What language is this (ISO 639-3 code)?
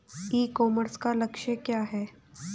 hin